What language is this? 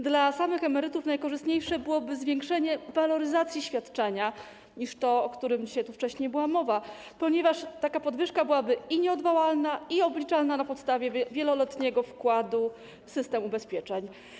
Polish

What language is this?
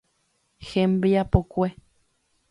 Guarani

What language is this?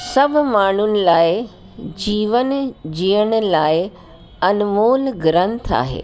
Sindhi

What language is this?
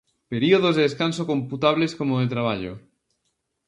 Galician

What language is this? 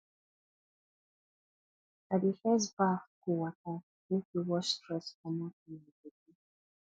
Nigerian Pidgin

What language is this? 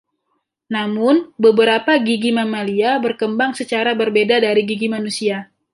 Indonesian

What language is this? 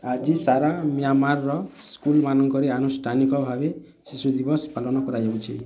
Odia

